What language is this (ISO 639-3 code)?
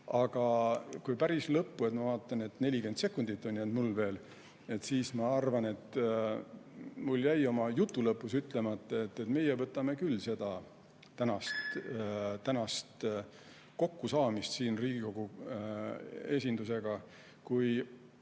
est